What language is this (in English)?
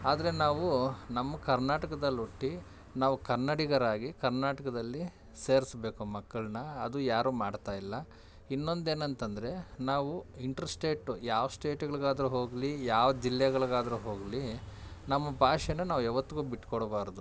Kannada